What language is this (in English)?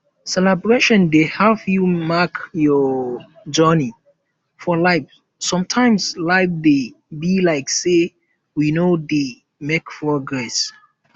Nigerian Pidgin